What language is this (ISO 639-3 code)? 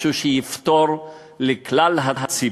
heb